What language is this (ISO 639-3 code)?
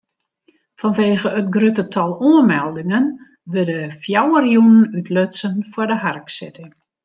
fry